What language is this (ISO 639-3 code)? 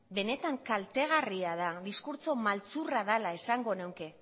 eus